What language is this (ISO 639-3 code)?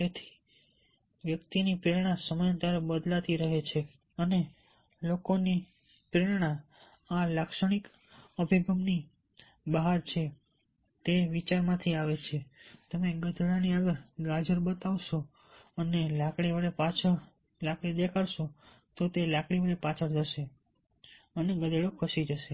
guj